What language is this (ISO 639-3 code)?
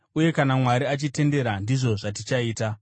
sna